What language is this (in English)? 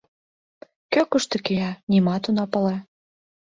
Mari